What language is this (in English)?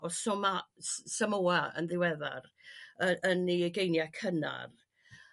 Welsh